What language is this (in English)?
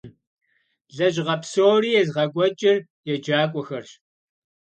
Kabardian